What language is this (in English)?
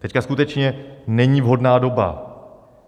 Czech